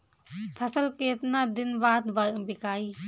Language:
Bhojpuri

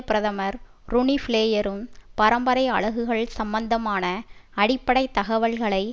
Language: Tamil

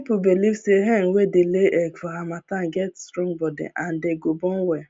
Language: Nigerian Pidgin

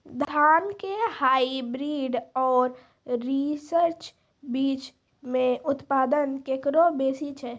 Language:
Maithili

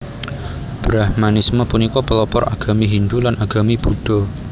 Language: Javanese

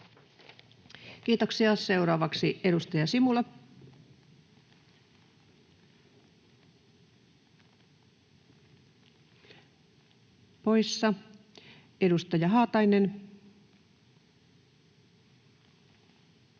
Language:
Finnish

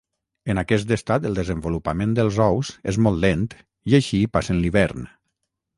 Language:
Catalan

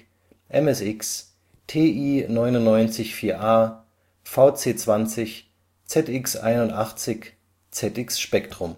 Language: German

